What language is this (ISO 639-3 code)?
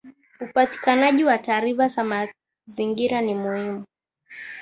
swa